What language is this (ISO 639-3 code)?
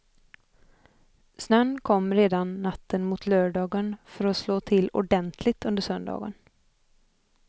swe